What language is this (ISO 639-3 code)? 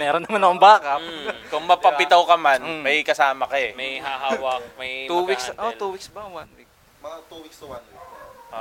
fil